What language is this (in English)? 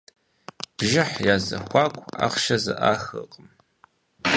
Kabardian